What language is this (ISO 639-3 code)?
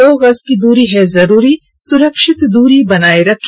hin